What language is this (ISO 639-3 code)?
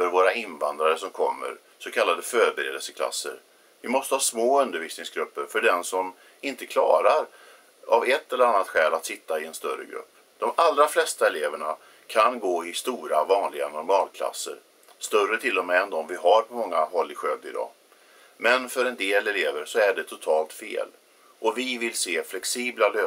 swe